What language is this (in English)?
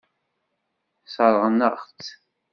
Kabyle